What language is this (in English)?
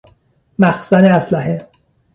Persian